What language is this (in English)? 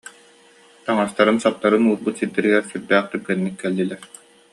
Yakut